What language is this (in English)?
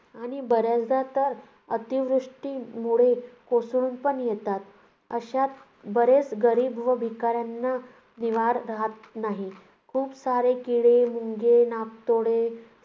Marathi